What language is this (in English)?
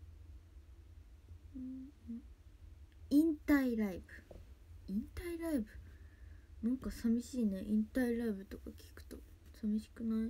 Japanese